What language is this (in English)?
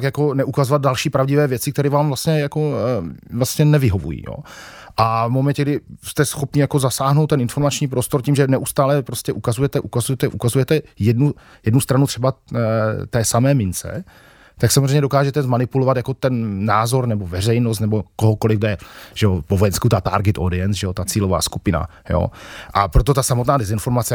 Czech